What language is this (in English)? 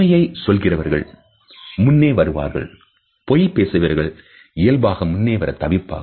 Tamil